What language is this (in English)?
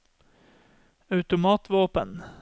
Norwegian